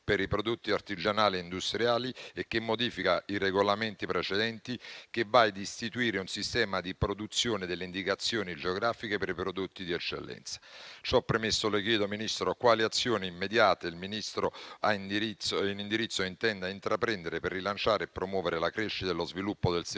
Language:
Italian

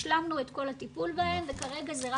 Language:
Hebrew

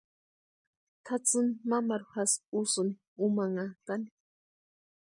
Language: Western Highland Purepecha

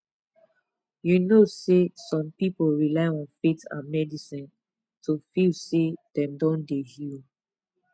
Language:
Nigerian Pidgin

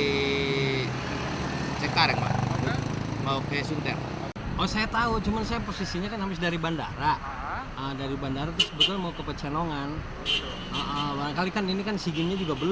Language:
Indonesian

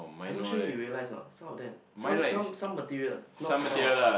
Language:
English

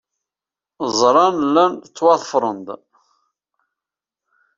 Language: Kabyle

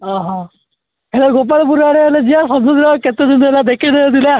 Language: Odia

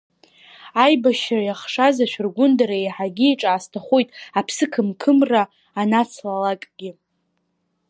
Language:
Abkhazian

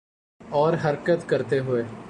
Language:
Urdu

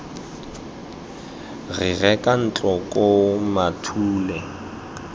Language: Tswana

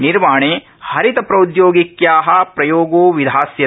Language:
Sanskrit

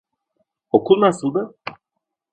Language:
Turkish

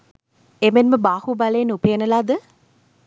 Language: Sinhala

